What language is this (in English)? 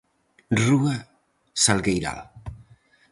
Galician